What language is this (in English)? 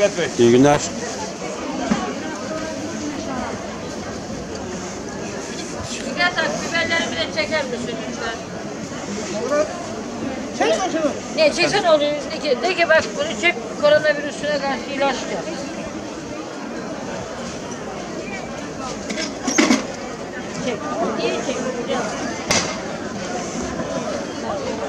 Turkish